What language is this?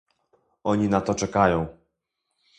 Polish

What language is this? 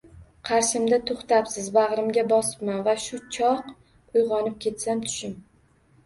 Uzbek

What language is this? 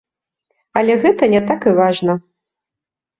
Belarusian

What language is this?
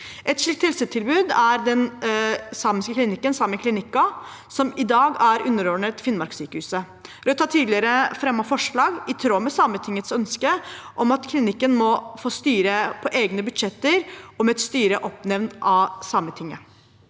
Norwegian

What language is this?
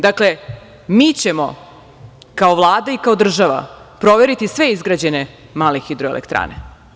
Serbian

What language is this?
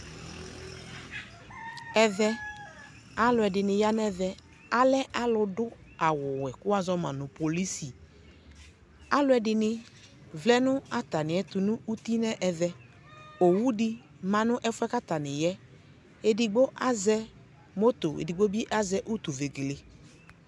Ikposo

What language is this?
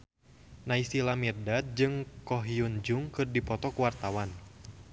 Sundanese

